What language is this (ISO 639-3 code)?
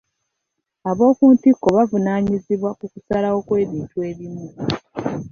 lug